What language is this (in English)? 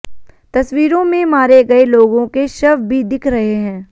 Hindi